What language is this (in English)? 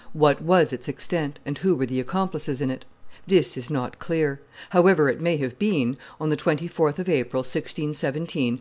English